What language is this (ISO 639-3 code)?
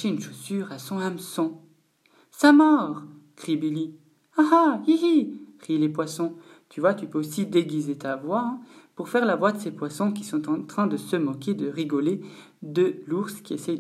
fra